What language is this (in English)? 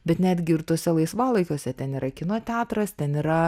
Lithuanian